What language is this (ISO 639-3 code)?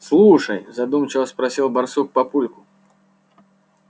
rus